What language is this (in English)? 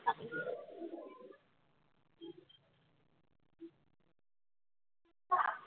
Assamese